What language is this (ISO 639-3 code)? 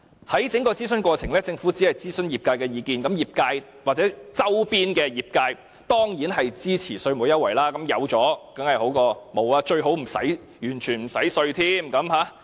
yue